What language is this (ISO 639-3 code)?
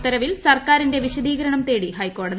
mal